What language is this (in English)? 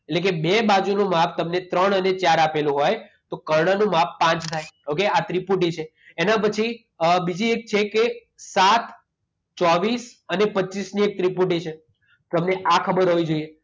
Gujarati